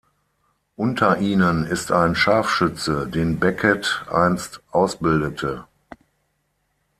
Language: German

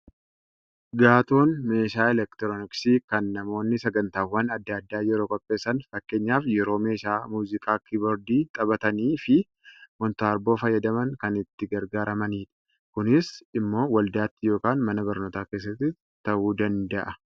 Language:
Oromo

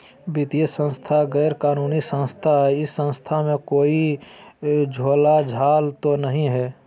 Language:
Magahi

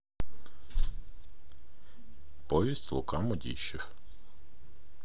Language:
Russian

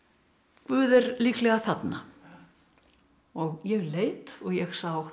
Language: Icelandic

